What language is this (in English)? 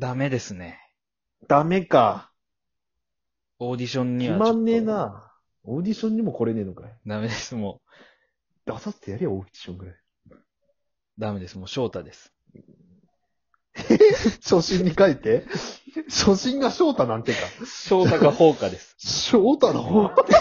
Japanese